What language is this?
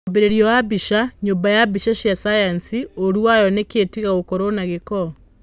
Kikuyu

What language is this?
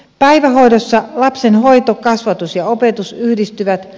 Finnish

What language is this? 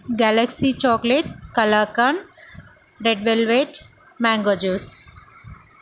Telugu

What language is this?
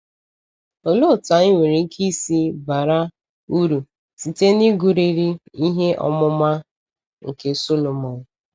Igbo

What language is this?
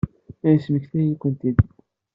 Kabyle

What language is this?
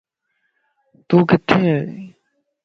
Lasi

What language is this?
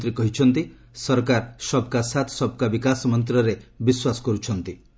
Odia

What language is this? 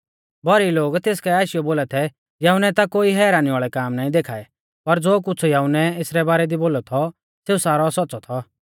Mahasu Pahari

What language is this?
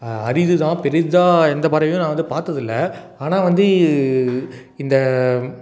Tamil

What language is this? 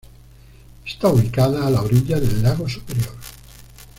Spanish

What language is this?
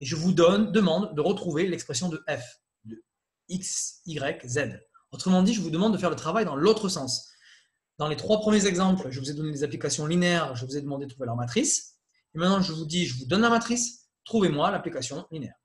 French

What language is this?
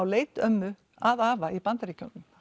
Icelandic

